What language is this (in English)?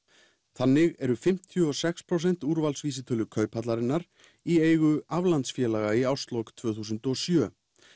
Icelandic